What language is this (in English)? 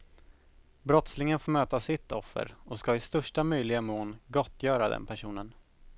Swedish